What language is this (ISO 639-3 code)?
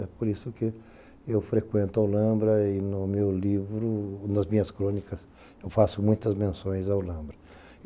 por